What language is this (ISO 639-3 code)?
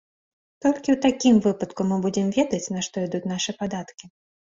bel